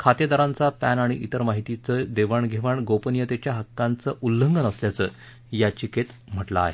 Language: Marathi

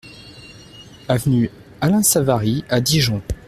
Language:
French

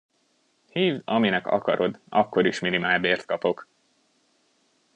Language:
Hungarian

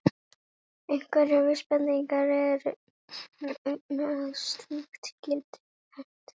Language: Icelandic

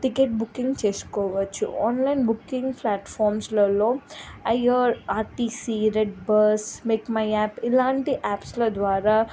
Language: Telugu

